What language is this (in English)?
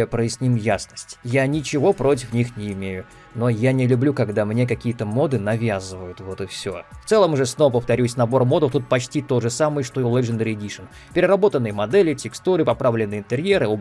Russian